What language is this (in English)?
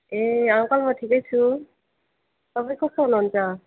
Nepali